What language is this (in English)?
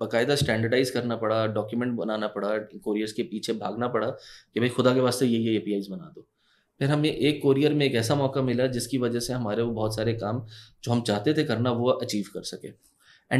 Hindi